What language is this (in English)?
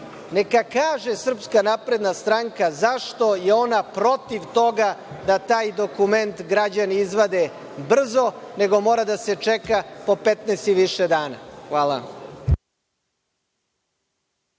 Serbian